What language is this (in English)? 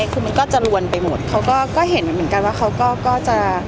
Thai